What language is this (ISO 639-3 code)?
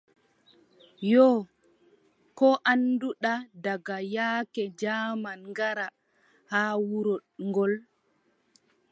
fub